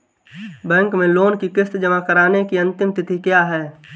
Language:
Hindi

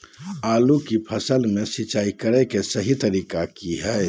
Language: Magahi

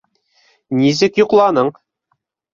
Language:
Bashkir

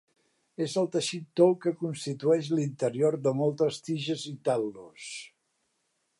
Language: Catalan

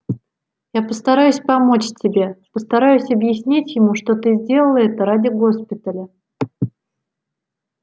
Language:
Russian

